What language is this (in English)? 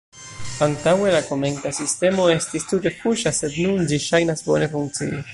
Esperanto